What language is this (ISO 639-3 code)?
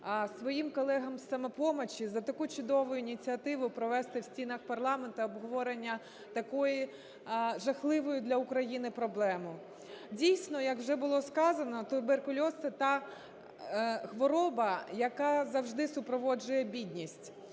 ukr